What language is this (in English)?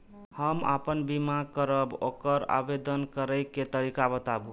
Maithili